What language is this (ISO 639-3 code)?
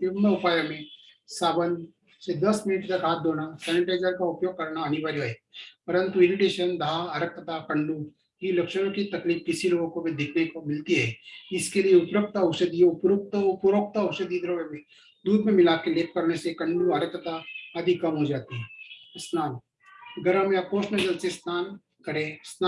hin